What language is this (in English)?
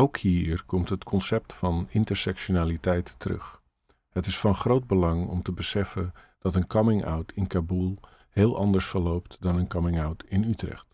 Dutch